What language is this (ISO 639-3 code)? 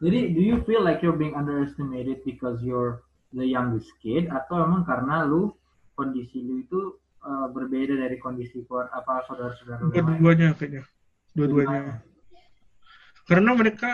ind